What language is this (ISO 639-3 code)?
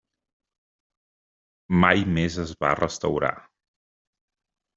cat